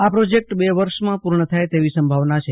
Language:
Gujarati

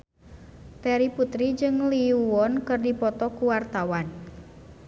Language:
Sundanese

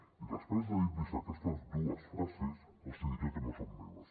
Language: Catalan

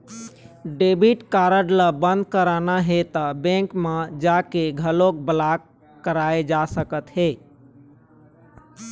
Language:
Chhattisgarhi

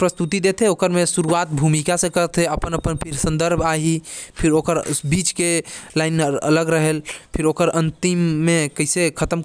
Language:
Korwa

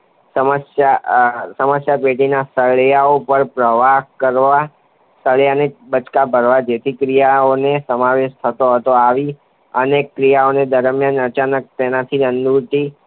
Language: Gujarati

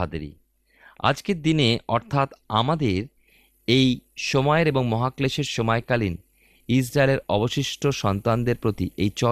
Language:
Bangla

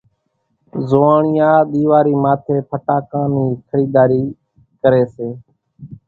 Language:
Kachi Koli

